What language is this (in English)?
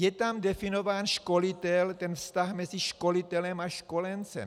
Czech